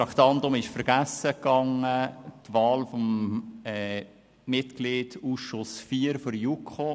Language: Swiss German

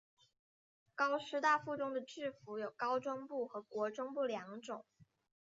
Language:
Chinese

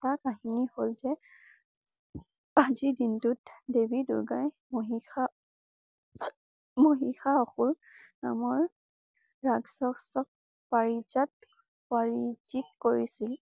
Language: Assamese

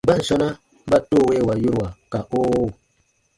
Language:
Baatonum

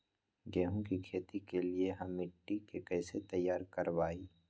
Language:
Magahi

